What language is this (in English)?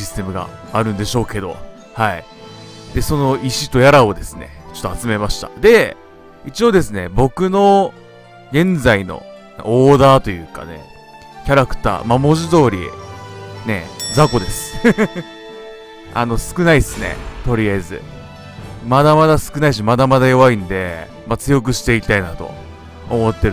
Japanese